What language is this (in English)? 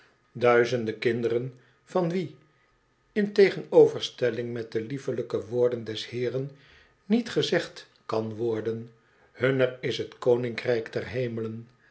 Dutch